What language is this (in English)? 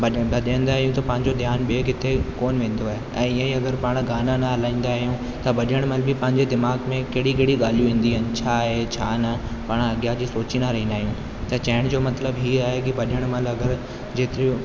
Sindhi